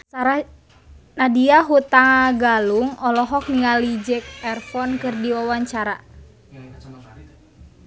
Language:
Sundanese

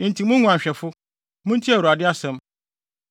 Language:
Akan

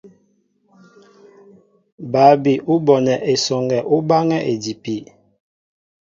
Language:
Mbo (Cameroon)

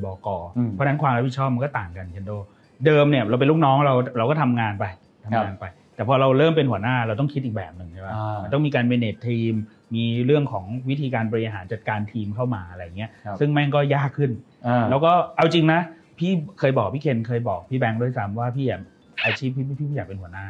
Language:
Thai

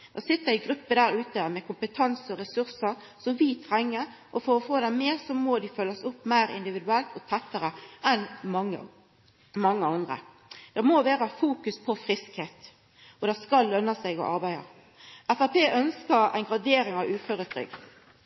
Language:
Norwegian Nynorsk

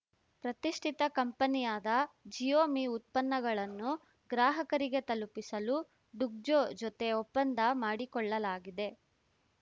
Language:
Kannada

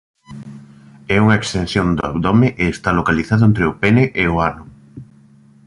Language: Galician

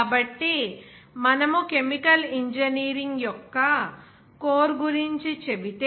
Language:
Telugu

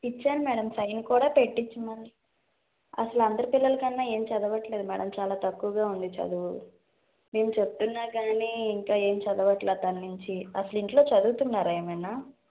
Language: Telugu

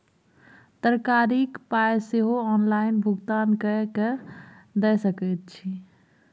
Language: Maithili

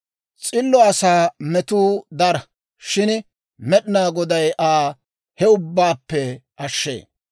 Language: Dawro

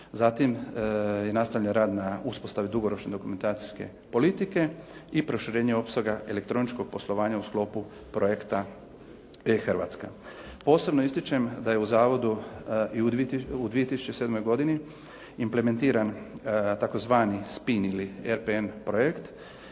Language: Croatian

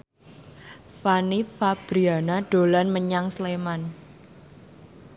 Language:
Javanese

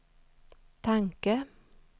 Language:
Swedish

